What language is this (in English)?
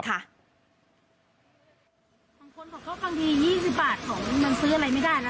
Thai